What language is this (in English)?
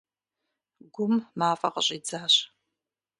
Kabardian